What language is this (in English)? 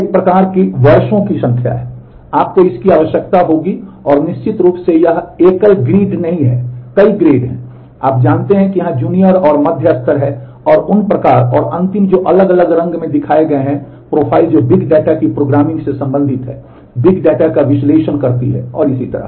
Hindi